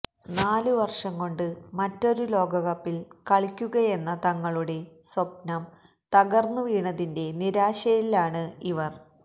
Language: Malayalam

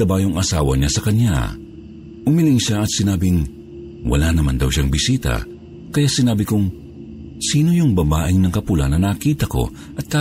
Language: Filipino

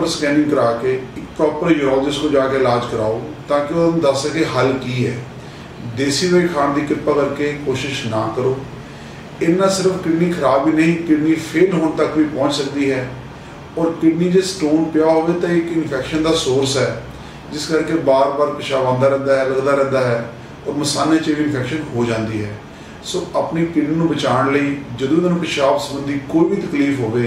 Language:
Hindi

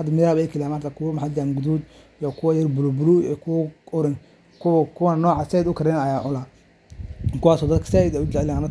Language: Somali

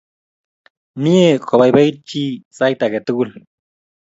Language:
Kalenjin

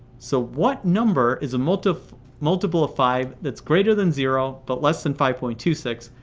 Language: English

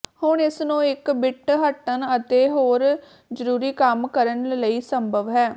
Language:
Punjabi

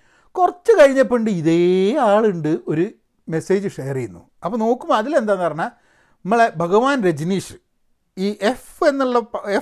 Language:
Malayalam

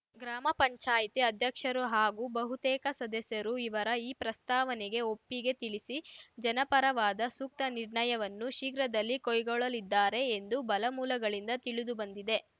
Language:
Kannada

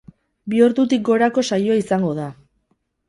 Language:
Basque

